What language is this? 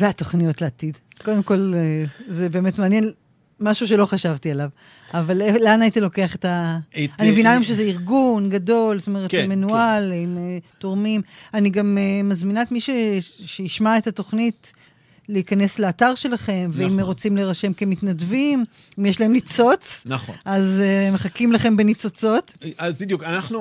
Hebrew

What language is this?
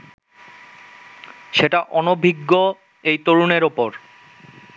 Bangla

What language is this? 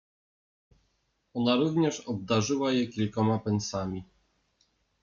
Polish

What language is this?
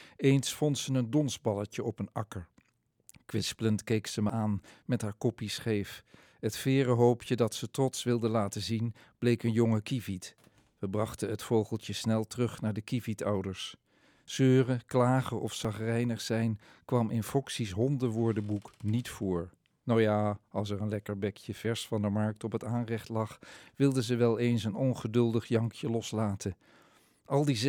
Dutch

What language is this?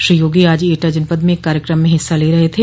Hindi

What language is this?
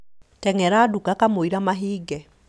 Kikuyu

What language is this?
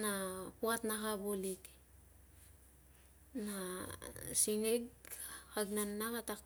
Tungag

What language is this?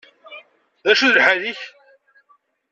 Kabyle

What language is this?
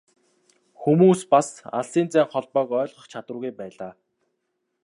Mongolian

